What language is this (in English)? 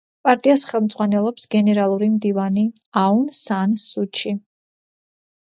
Georgian